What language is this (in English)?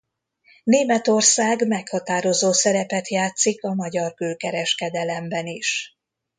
Hungarian